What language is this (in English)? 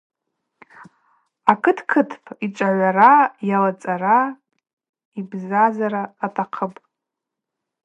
Abaza